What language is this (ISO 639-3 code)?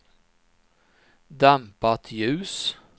swe